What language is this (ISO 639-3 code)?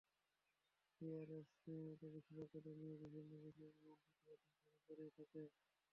ben